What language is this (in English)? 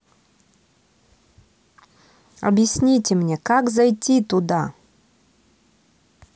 Russian